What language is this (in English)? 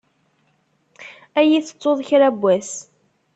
Kabyle